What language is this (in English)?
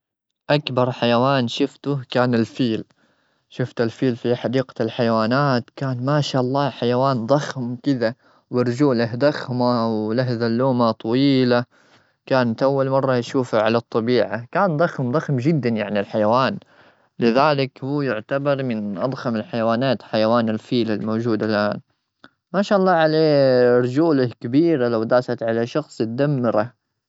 Gulf Arabic